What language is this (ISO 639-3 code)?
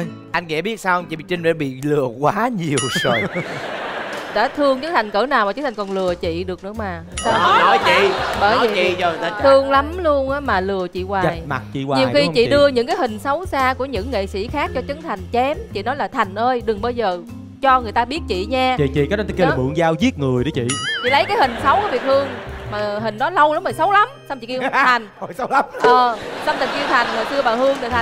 vie